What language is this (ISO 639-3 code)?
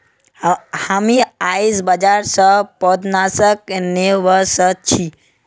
mag